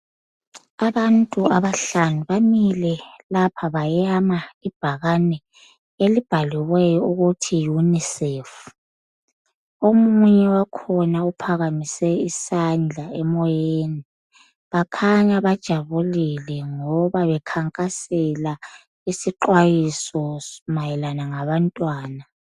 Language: North Ndebele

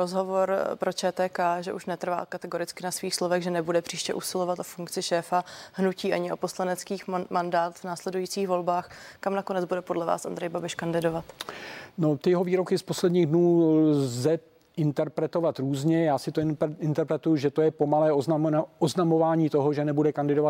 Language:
Czech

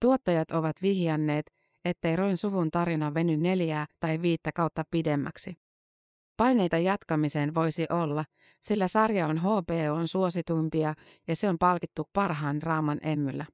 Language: Finnish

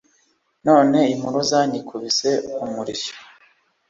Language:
Kinyarwanda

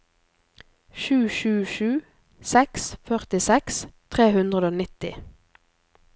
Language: Norwegian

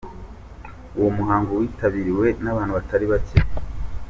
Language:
Kinyarwanda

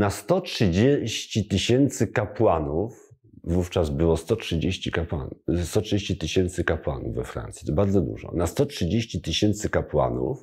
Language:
Polish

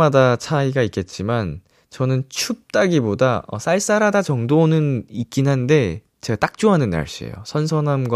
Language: Korean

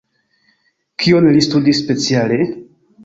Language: Esperanto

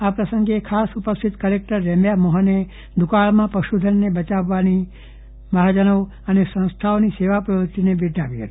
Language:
Gujarati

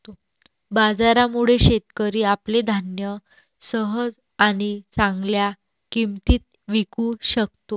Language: Marathi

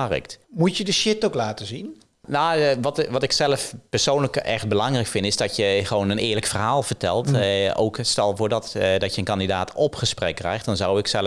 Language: Dutch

